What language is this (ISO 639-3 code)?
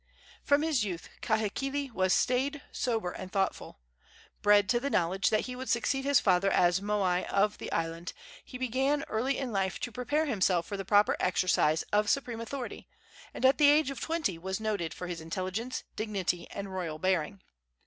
eng